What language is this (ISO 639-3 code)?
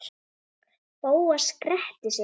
isl